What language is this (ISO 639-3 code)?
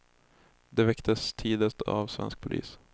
swe